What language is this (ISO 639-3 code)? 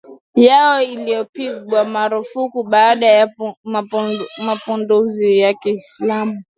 swa